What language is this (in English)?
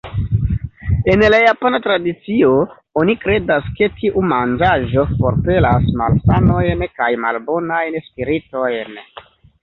Esperanto